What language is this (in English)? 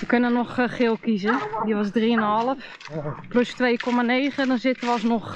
Dutch